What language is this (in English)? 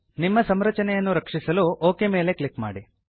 Kannada